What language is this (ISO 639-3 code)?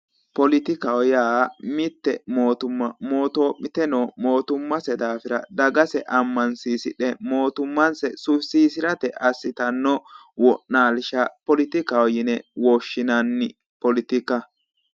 sid